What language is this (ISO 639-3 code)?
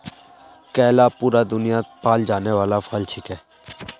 mag